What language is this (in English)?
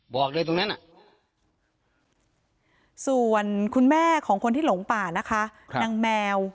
Thai